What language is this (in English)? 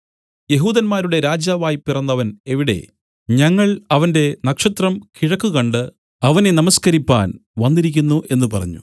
Malayalam